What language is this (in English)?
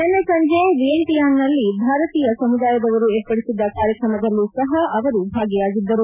Kannada